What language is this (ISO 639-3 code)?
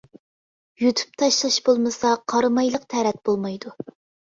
uig